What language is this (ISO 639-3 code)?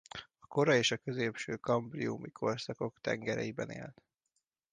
hun